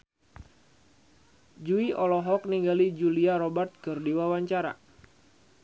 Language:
Sundanese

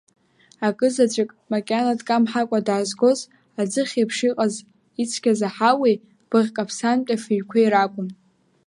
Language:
Abkhazian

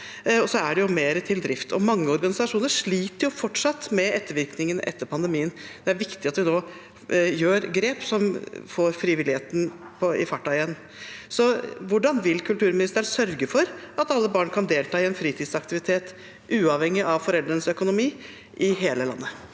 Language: Norwegian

